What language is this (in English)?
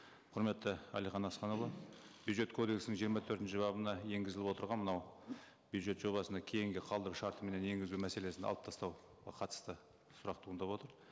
Kazakh